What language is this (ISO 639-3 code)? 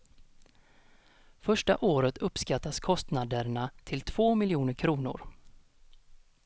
swe